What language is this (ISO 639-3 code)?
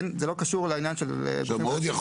heb